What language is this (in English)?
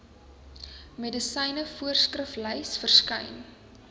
Afrikaans